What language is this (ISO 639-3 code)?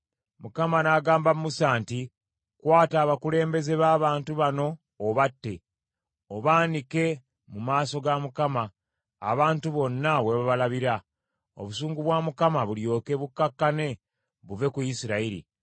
lug